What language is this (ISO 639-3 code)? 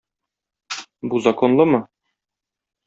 tat